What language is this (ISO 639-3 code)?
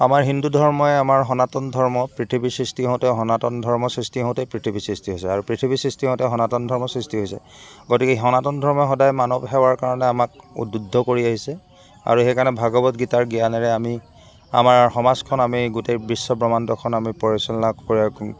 asm